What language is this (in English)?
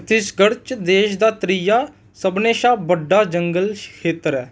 Dogri